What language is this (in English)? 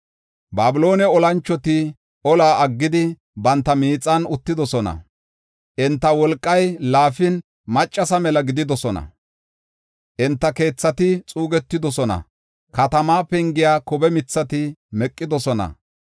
Gofa